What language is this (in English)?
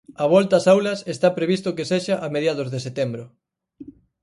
Galician